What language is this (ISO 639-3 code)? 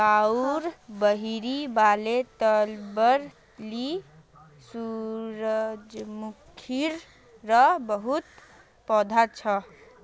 mag